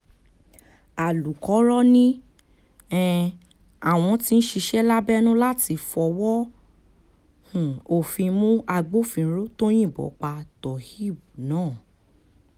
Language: Yoruba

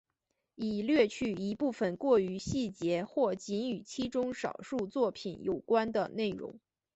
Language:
Chinese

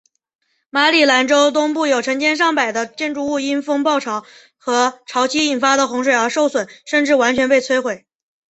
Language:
Chinese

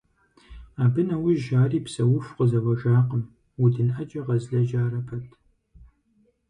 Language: Kabardian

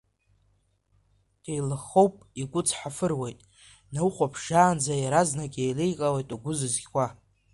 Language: Abkhazian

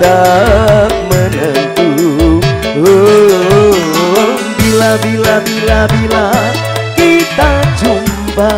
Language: Indonesian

